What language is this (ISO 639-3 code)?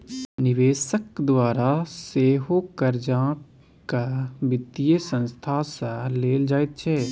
mai